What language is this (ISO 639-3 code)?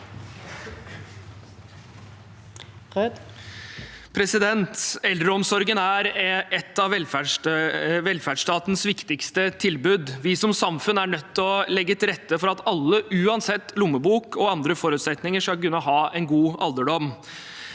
nor